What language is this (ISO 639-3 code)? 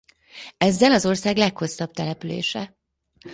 hun